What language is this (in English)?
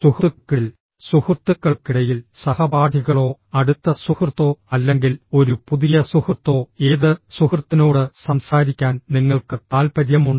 Malayalam